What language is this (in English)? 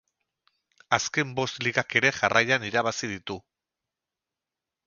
Basque